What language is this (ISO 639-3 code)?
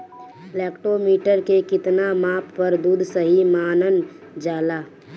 bho